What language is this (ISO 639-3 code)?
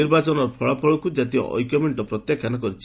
ori